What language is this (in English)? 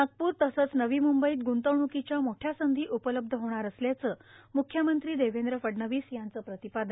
Marathi